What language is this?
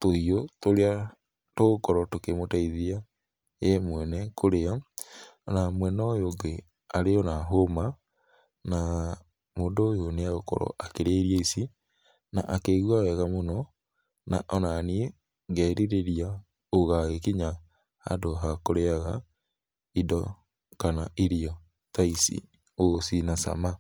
Kikuyu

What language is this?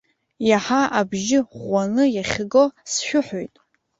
Abkhazian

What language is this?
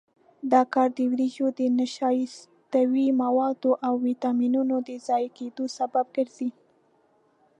Pashto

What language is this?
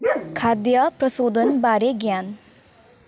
Nepali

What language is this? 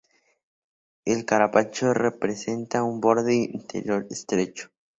Spanish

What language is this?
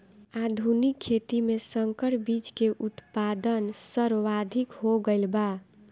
Bhojpuri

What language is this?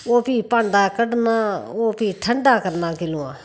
Dogri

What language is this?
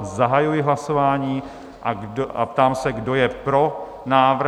Czech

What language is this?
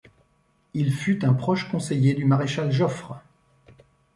French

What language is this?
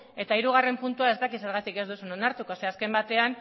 Basque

